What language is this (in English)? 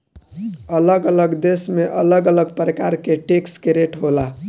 Bhojpuri